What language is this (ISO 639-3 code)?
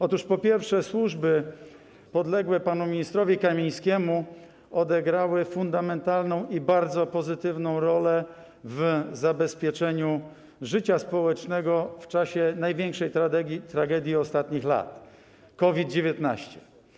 pol